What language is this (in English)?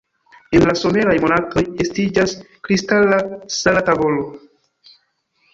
Esperanto